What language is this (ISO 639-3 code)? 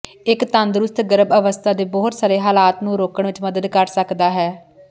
pan